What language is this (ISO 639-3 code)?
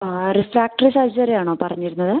mal